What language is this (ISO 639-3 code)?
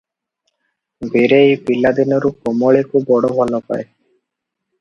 ori